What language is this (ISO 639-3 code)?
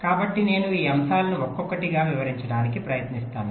tel